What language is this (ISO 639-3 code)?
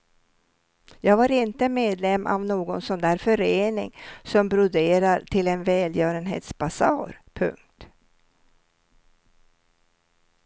swe